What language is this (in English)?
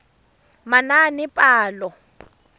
Tswana